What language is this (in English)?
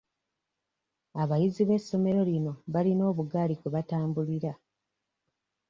Ganda